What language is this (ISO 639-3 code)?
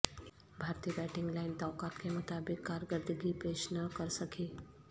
urd